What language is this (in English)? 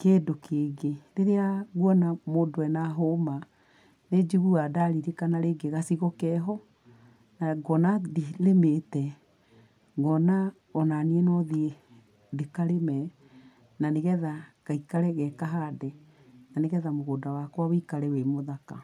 Kikuyu